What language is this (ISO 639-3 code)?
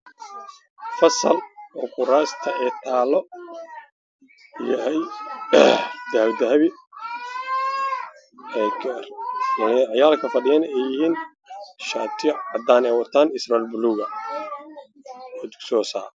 som